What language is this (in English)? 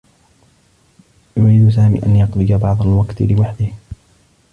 Arabic